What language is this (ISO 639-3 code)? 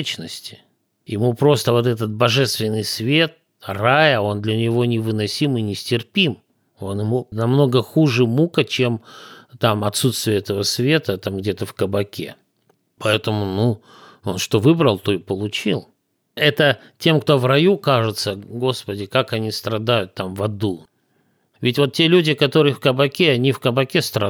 rus